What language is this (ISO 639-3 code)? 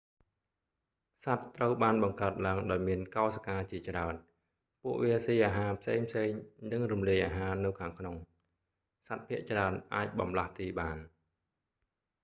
khm